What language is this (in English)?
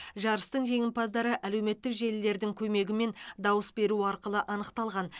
Kazakh